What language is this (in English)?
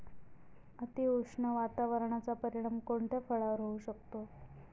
Marathi